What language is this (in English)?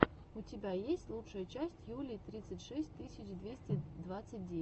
Russian